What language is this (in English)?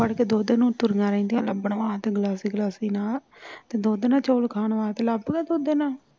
Punjabi